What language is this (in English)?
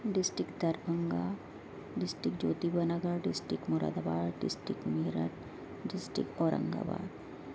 Urdu